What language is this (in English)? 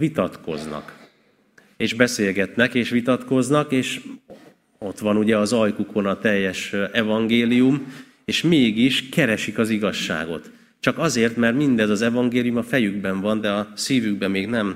Hungarian